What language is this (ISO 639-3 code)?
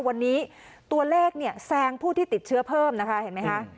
tha